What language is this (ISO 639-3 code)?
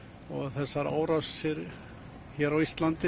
isl